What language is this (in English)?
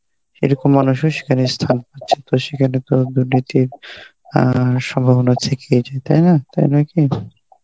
Bangla